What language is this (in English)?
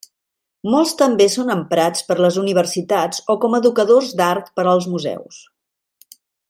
Catalan